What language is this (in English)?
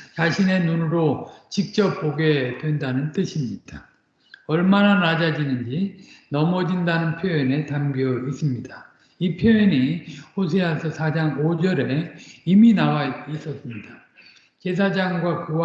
Korean